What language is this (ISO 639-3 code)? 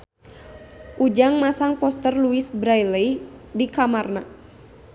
sun